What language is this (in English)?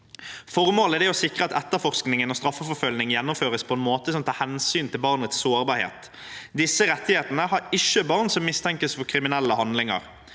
Norwegian